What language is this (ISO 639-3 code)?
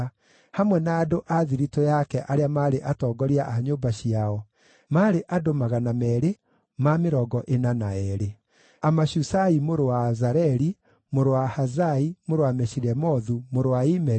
kik